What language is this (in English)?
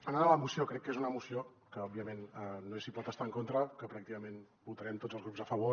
Catalan